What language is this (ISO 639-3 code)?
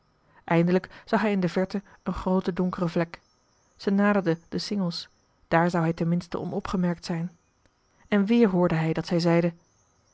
nld